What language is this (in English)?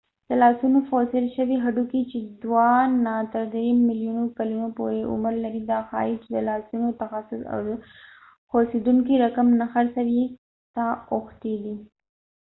Pashto